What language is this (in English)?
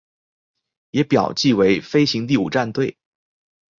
Chinese